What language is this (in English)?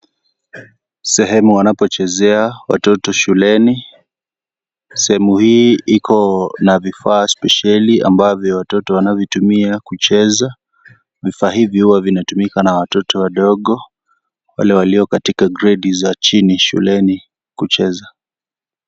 Swahili